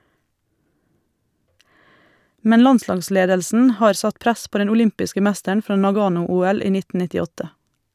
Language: Norwegian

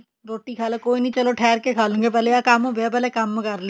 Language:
Punjabi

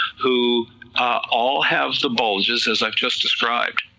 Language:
English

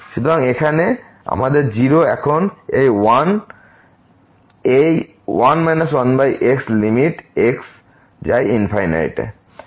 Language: Bangla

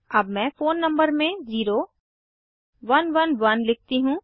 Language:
Hindi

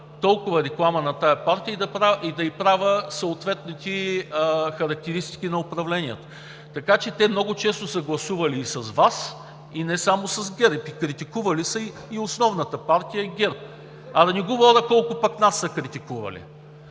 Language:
Bulgarian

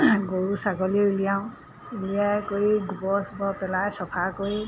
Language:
Assamese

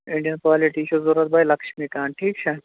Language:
Kashmiri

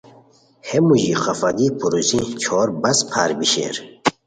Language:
Khowar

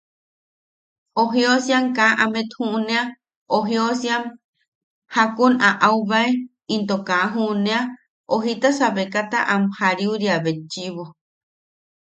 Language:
Yaqui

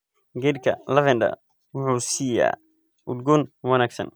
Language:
Somali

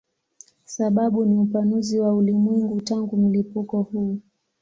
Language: Swahili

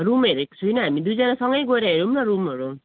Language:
Nepali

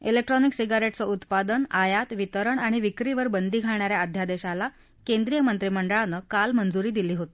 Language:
Marathi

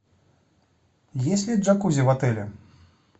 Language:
Russian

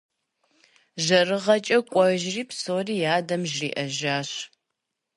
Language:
Kabardian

